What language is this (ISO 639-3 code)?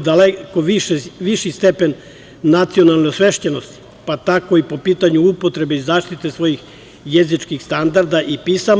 srp